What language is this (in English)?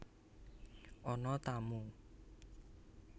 Javanese